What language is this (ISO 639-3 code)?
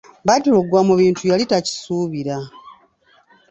lug